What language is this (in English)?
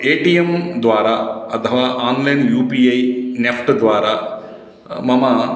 Sanskrit